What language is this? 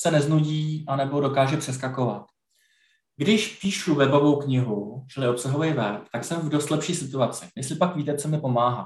Czech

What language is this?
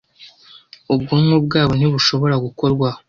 Kinyarwanda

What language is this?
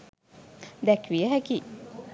Sinhala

